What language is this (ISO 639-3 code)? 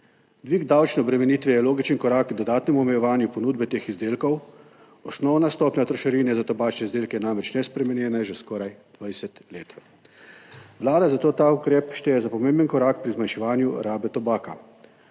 slv